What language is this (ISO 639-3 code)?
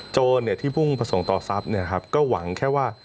tha